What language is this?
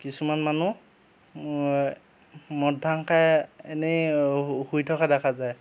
Assamese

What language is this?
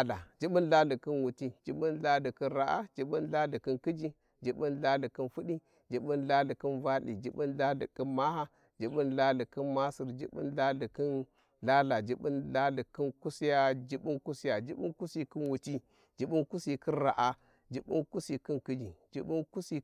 Warji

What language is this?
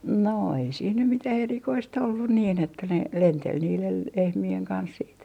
Finnish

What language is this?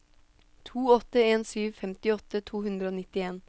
Norwegian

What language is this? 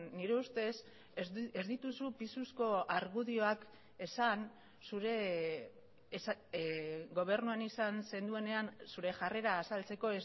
Basque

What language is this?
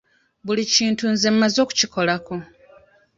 Ganda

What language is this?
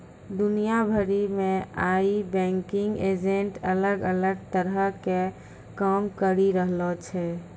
Maithili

